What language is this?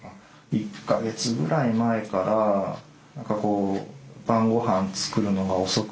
Japanese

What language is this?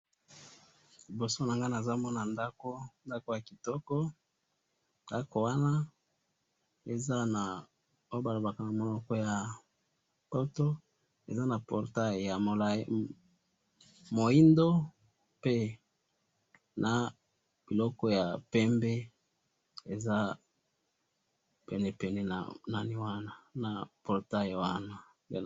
Lingala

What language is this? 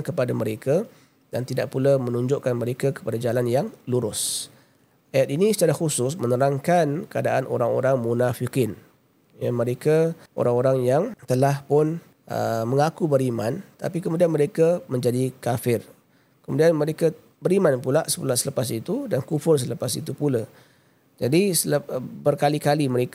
Malay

